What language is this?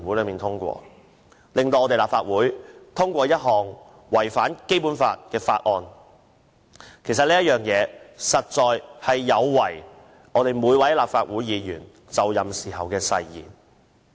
Cantonese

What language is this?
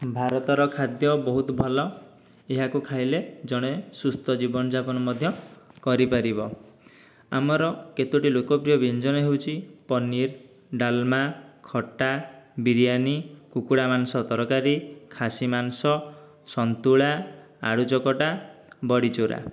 Odia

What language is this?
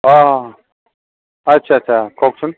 Assamese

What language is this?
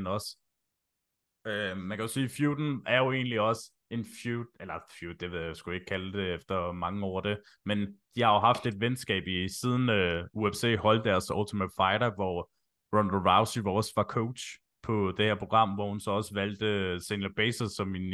Danish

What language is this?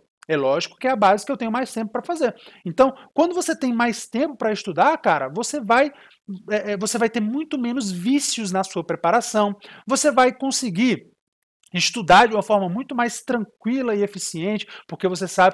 Portuguese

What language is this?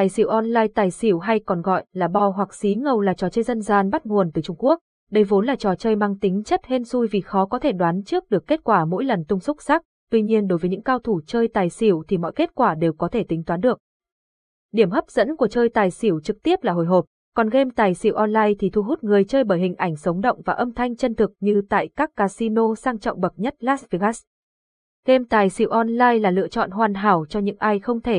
Vietnamese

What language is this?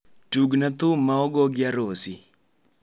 Luo (Kenya and Tanzania)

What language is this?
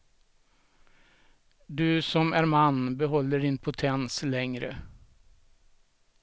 Swedish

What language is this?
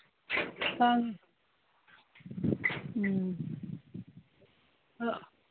Manipuri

